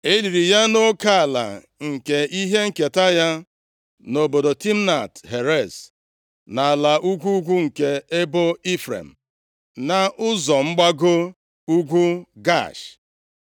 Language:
Igbo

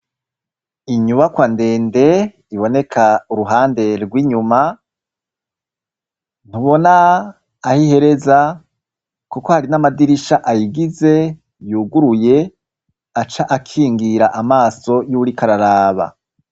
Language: Rundi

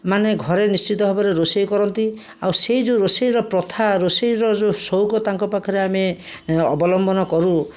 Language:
Odia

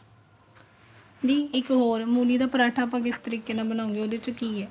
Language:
Punjabi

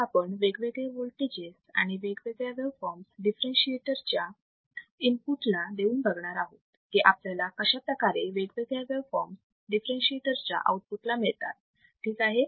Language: Marathi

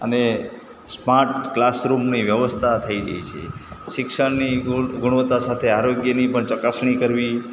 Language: Gujarati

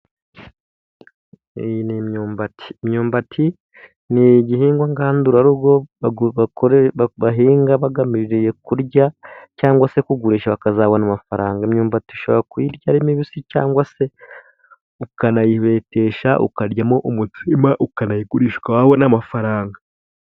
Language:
Kinyarwanda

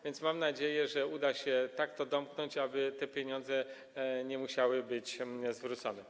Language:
Polish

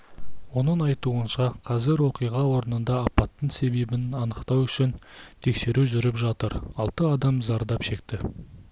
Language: Kazakh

